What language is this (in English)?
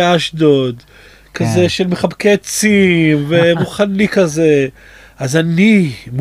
Hebrew